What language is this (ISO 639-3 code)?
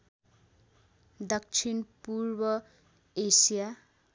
nep